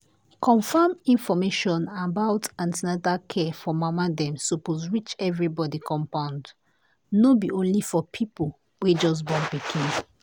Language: Nigerian Pidgin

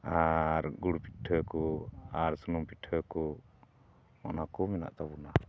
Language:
Santali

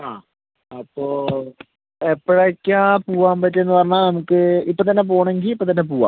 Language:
Malayalam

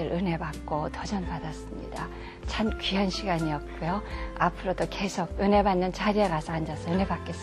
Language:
Korean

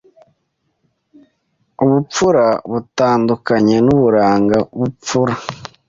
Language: Kinyarwanda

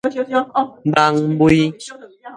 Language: Min Nan Chinese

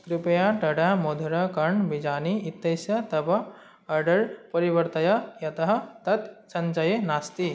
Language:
Sanskrit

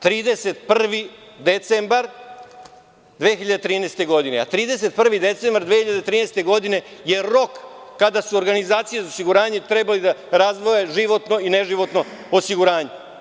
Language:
Serbian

